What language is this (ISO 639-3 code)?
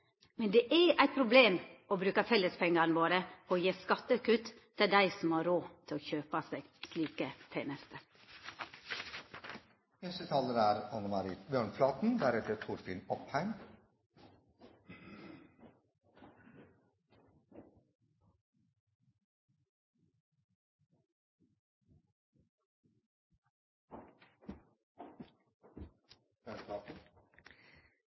nno